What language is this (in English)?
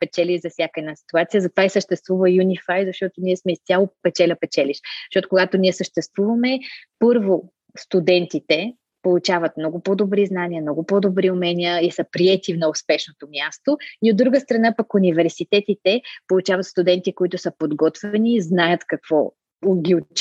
Bulgarian